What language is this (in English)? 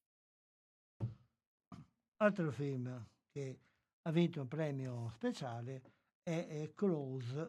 Italian